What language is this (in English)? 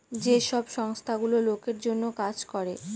Bangla